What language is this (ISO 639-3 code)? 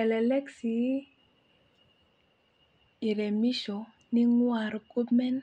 mas